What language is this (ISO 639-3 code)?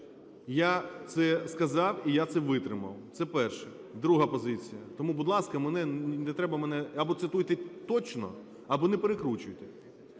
ukr